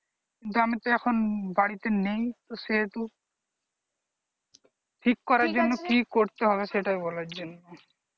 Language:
Bangla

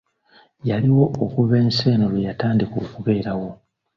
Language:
Ganda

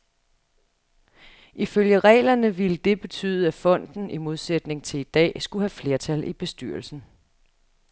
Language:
Danish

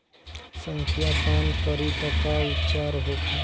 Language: Bhojpuri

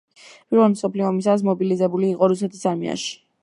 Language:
Georgian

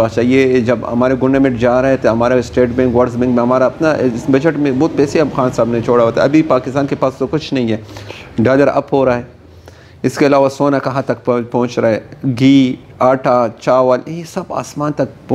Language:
Hindi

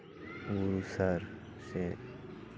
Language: Santali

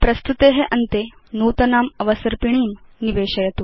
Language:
Sanskrit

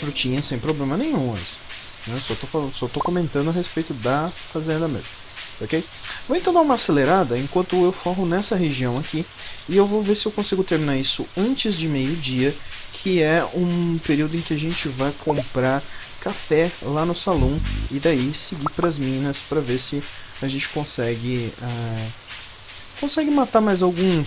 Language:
Portuguese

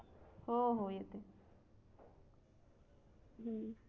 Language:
Marathi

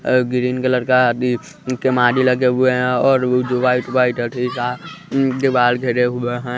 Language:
Hindi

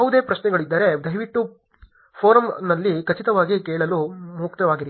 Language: Kannada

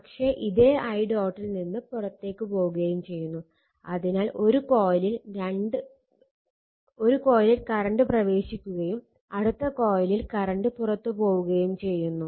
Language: Malayalam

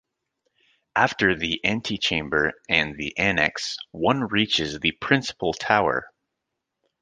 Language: English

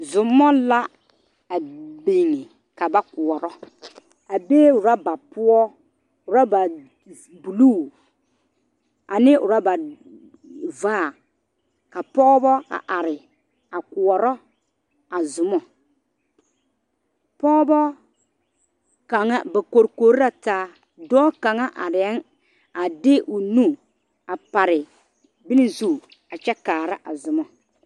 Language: Southern Dagaare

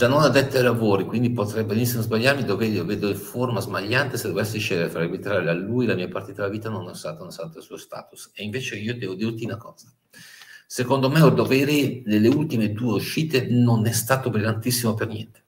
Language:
Italian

